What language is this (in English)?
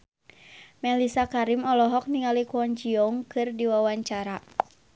Sundanese